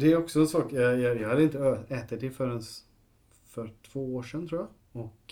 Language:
Swedish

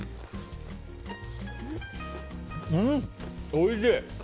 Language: Japanese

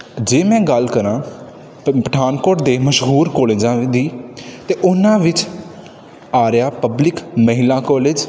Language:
Punjabi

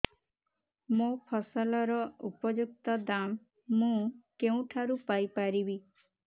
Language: Odia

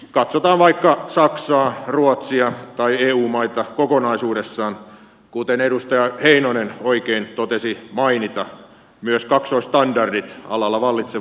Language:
Finnish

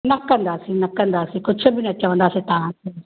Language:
Sindhi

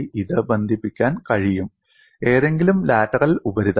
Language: Malayalam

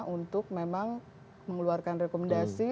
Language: Indonesian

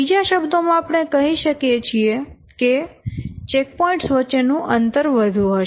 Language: Gujarati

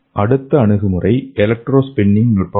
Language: Tamil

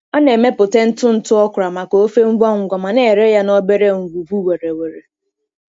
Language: Igbo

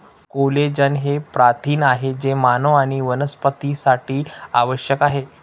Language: Marathi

